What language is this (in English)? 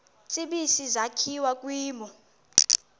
Xhosa